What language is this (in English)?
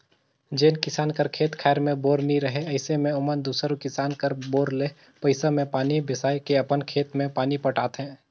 Chhattisgarhi